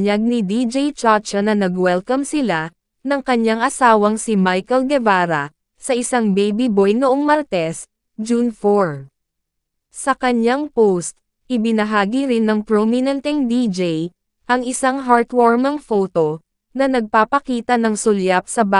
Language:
Filipino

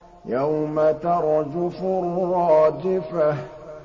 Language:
Arabic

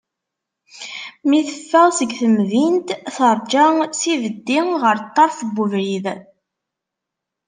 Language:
Kabyle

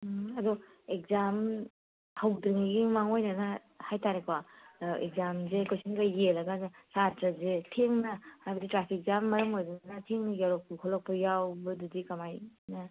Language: Manipuri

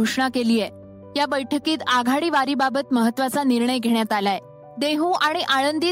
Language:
Marathi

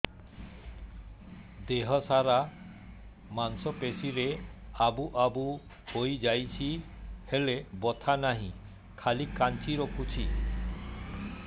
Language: Odia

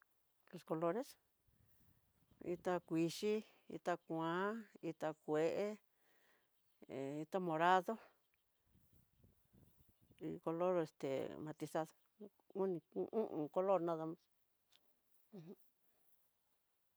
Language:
Tidaá Mixtec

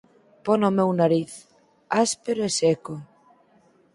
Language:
Galician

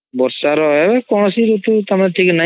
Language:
Odia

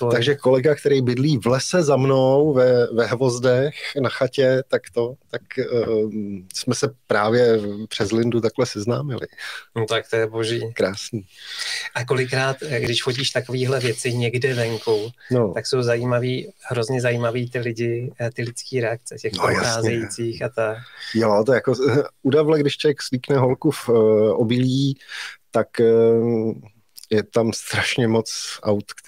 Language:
Czech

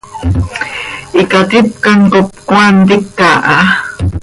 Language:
Seri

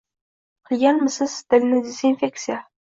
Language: Uzbek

